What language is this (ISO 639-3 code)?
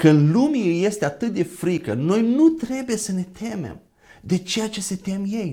ron